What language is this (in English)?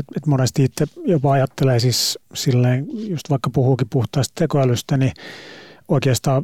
Finnish